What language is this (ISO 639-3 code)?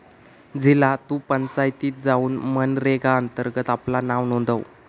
mar